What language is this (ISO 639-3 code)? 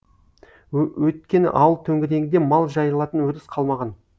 kaz